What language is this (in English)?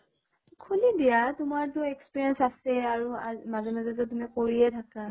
Assamese